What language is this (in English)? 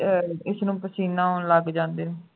Punjabi